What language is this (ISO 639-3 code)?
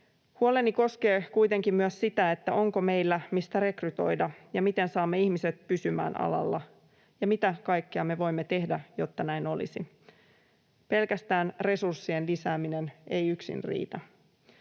fin